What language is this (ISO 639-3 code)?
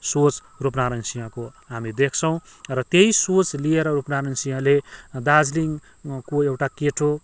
nep